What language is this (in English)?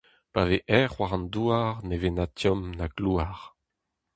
Breton